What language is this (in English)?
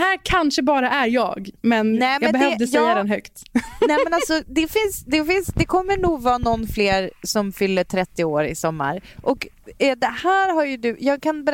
Swedish